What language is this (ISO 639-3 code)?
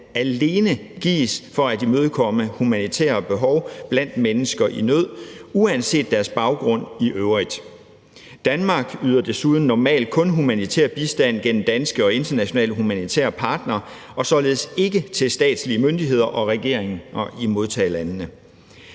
dan